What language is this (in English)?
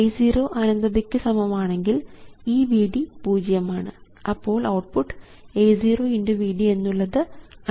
Malayalam